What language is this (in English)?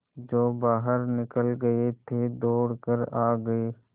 Hindi